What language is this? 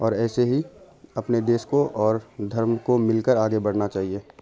Urdu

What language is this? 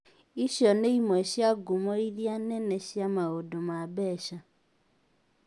Kikuyu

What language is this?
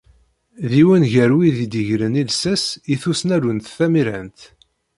Kabyle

